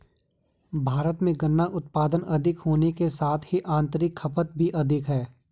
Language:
Hindi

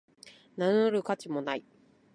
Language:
Japanese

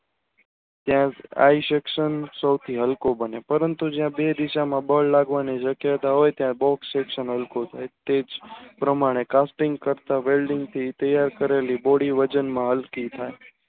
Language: Gujarati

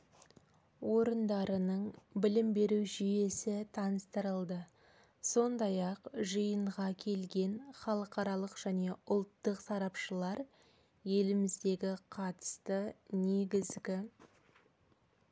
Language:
Kazakh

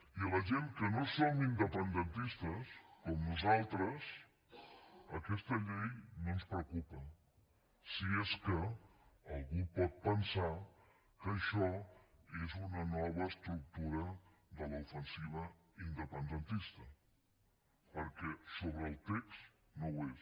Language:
Catalan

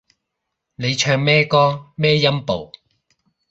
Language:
Cantonese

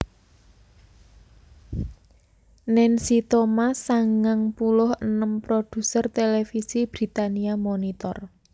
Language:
Javanese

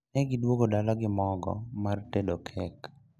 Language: Luo (Kenya and Tanzania)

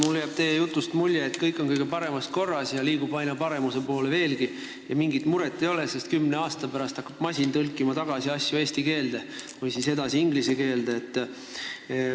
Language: Estonian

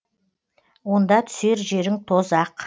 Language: Kazakh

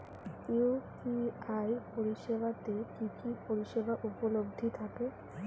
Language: Bangla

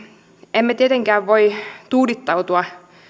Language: Finnish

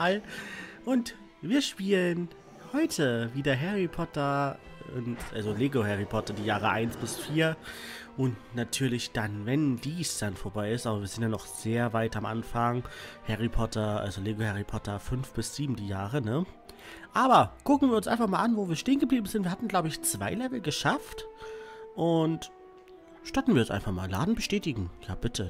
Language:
German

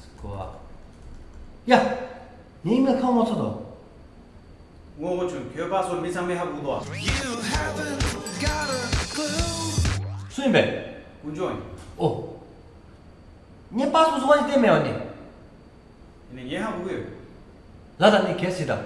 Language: Korean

